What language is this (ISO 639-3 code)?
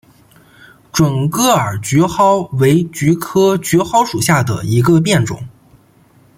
zho